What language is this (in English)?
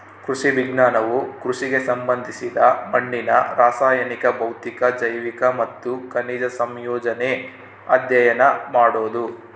Kannada